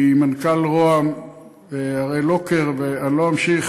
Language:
Hebrew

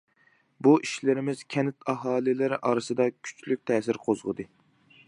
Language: Uyghur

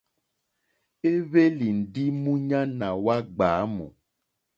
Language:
Mokpwe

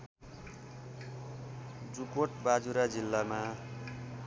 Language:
Nepali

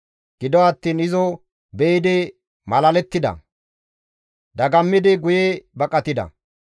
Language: Gamo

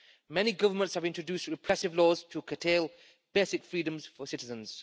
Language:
English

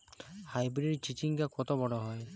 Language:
Bangla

